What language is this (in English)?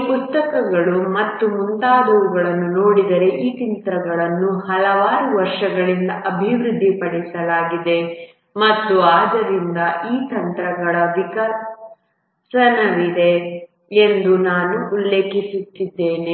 Kannada